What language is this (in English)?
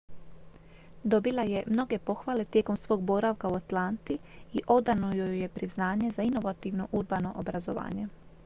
Croatian